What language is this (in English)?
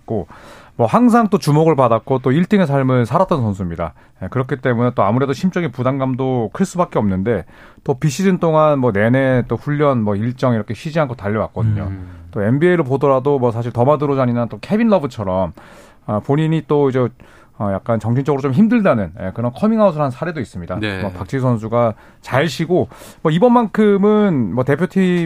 Korean